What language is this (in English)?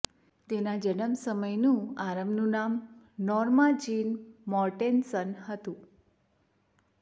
Gujarati